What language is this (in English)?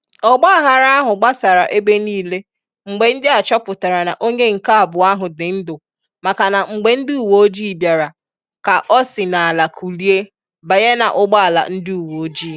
Igbo